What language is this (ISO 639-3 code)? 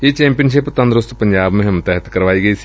pan